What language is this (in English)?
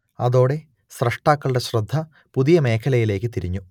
Malayalam